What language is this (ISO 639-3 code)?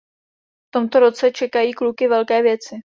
ces